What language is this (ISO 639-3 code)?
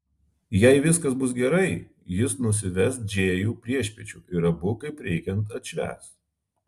lit